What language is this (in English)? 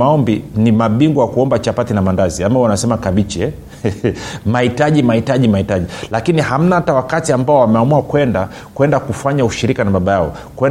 Swahili